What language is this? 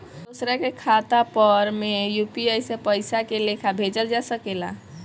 Bhojpuri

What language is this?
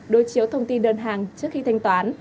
Vietnamese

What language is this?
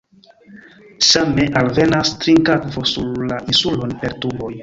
Esperanto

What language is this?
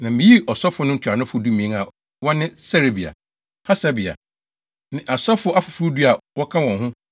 Akan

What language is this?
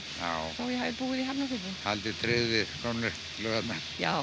Icelandic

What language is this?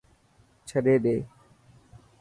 Dhatki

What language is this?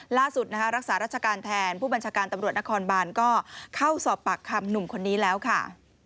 Thai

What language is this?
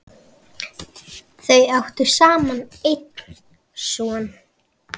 Icelandic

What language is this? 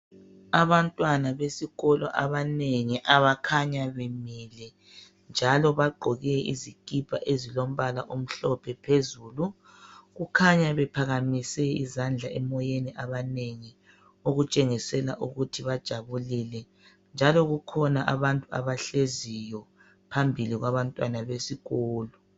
North Ndebele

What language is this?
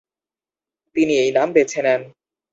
Bangla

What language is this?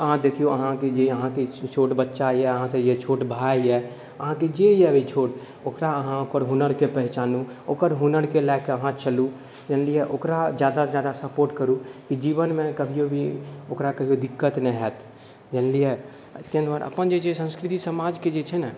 Maithili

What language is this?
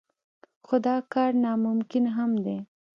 Pashto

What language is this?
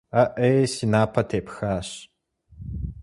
Kabardian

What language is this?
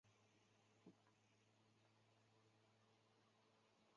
Chinese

